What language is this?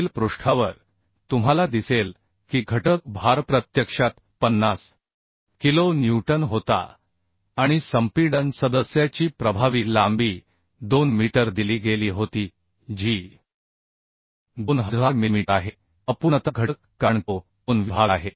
Marathi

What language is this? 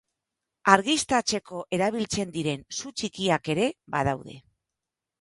Basque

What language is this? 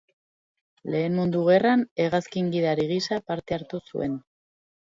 Basque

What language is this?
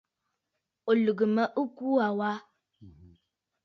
Bafut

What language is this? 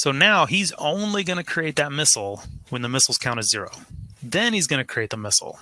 English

